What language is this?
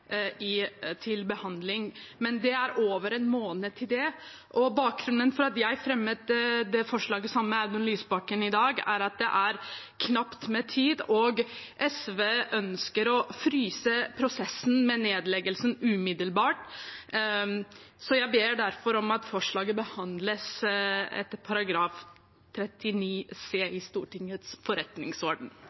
Norwegian Bokmål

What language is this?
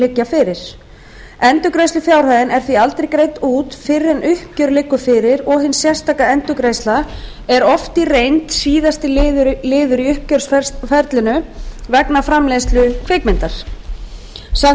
Icelandic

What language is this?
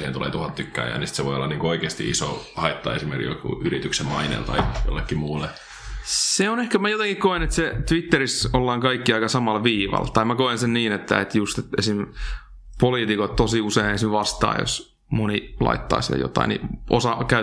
Finnish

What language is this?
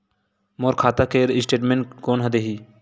Chhattisgarhi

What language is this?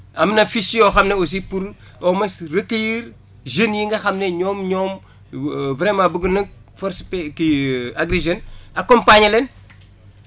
Wolof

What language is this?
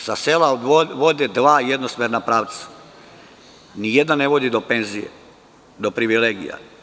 Serbian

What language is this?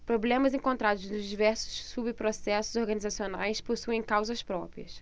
Portuguese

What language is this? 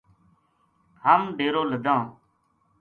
Gujari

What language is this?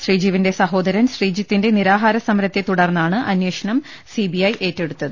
Malayalam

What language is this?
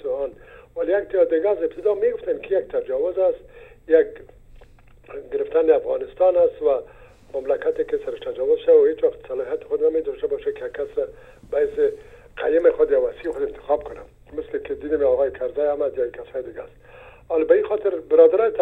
Persian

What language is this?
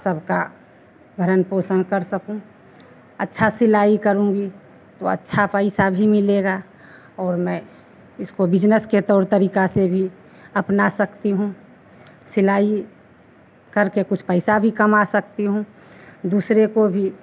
Hindi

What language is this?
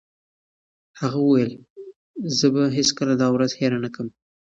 Pashto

